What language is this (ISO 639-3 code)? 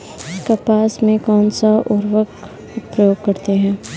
hin